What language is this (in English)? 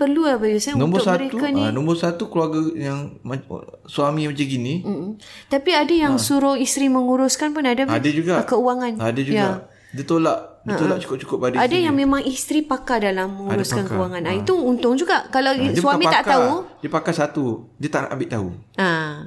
Malay